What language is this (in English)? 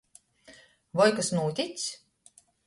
Latgalian